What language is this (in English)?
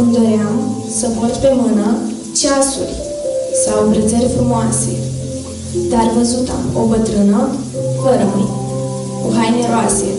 Romanian